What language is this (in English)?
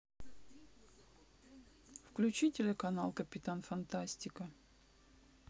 Russian